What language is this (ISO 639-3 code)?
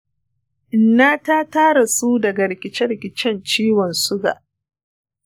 hau